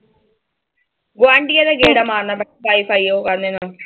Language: Punjabi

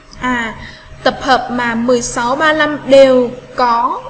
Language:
Vietnamese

